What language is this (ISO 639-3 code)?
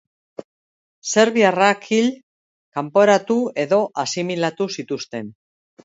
eus